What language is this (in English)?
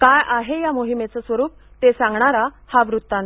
Marathi